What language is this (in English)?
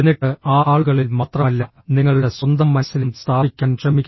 Malayalam